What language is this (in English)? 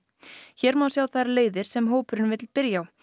Icelandic